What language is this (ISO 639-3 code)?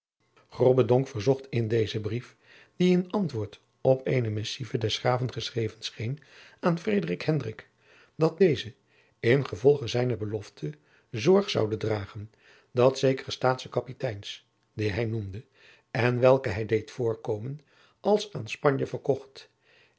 nld